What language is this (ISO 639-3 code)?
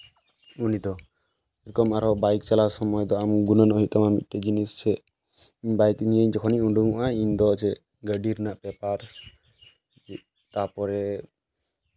sat